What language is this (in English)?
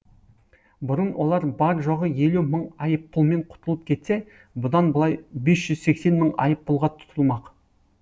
Kazakh